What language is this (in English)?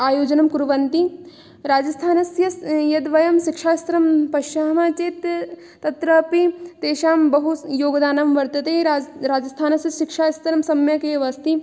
Sanskrit